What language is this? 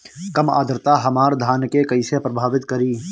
Bhojpuri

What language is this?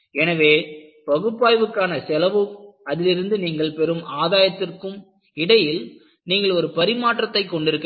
Tamil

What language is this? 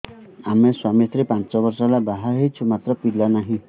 Odia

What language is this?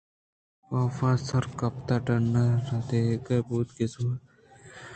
Eastern Balochi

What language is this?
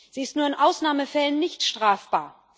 German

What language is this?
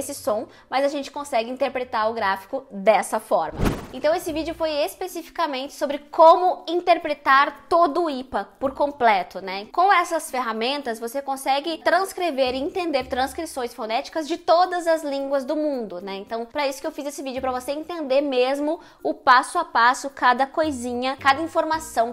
Portuguese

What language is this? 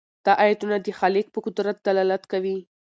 Pashto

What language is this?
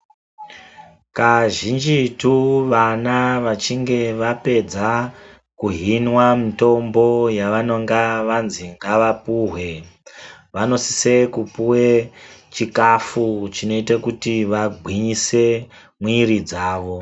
Ndau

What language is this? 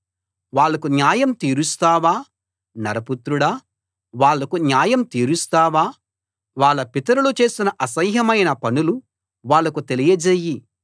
Telugu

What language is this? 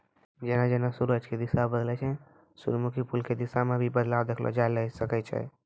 Maithili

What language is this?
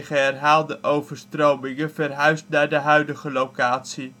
Dutch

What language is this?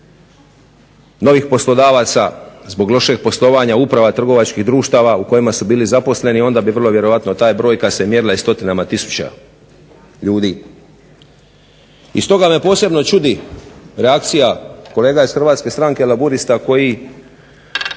Croatian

